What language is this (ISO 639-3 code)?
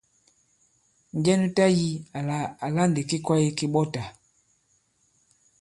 abb